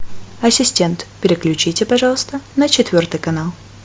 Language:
Russian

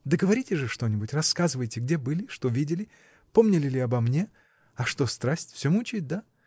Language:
Russian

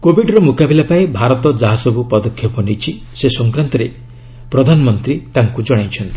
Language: Odia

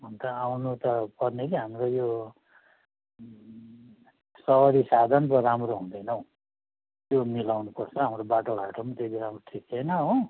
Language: Nepali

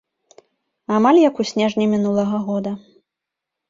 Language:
Belarusian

